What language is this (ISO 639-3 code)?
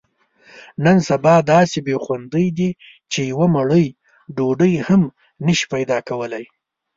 pus